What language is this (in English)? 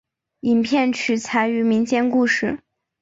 Chinese